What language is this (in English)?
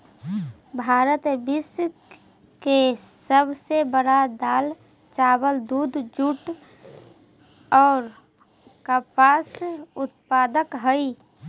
Magahi